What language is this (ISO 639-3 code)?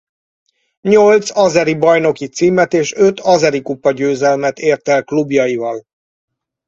hun